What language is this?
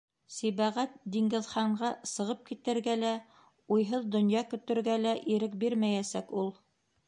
Bashkir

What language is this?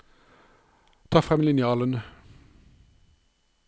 Norwegian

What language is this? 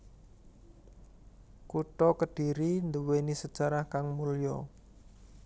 Javanese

